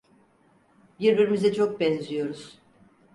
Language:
Turkish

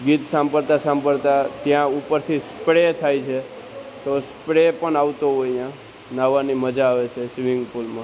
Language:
Gujarati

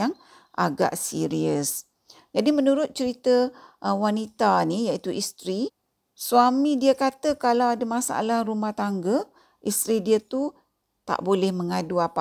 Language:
Malay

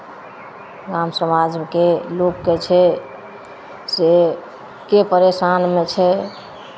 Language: Maithili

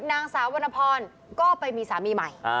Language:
Thai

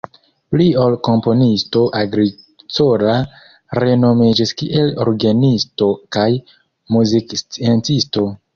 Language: Esperanto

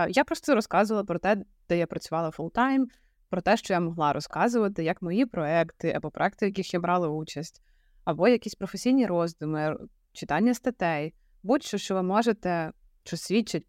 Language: Ukrainian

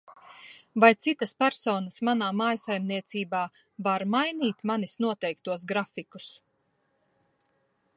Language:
Latvian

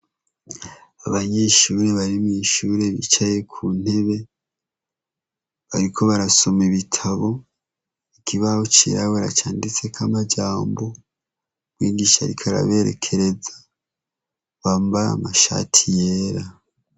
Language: Rundi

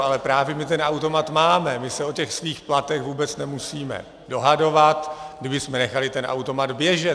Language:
Czech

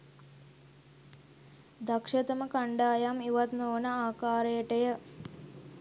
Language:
Sinhala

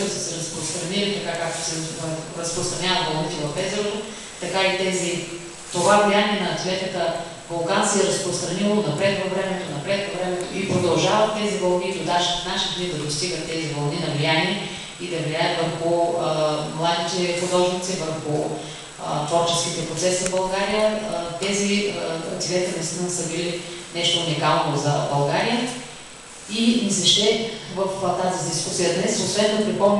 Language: Bulgarian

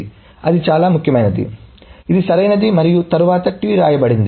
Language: Telugu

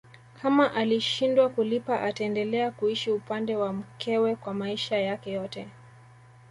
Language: Swahili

